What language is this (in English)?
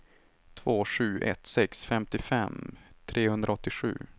Swedish